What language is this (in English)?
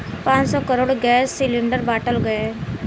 Bhojpuri